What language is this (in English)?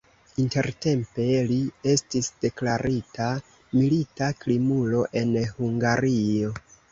Esperanto